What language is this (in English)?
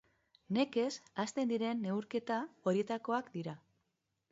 Basque